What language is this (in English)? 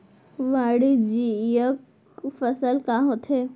Chhattisgarhi